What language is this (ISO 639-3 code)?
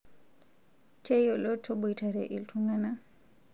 mas